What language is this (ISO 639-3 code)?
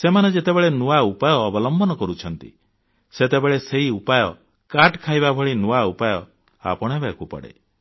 ori